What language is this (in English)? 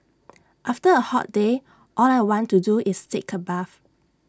English